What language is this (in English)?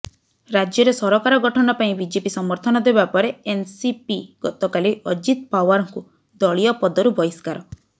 Odia